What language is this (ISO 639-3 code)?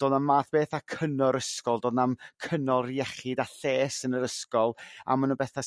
cym